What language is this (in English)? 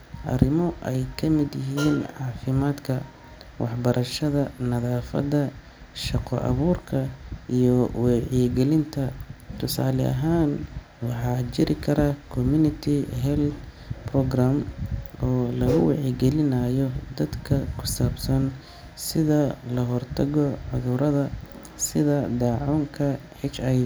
Somali